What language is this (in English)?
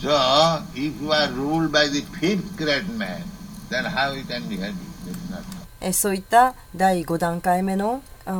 Japanese